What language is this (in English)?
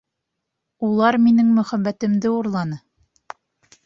Bashkir